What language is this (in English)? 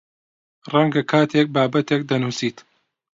Central Kurdish